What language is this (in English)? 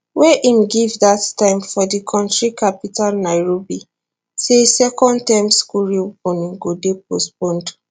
Nigerian Pidgin